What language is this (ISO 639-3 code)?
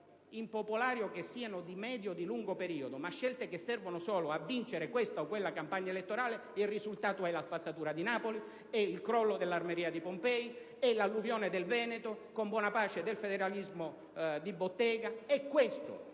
ita